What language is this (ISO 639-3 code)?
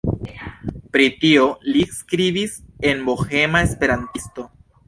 epo